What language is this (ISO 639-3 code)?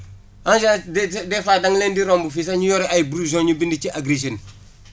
wol